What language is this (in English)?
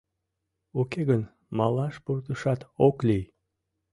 Mari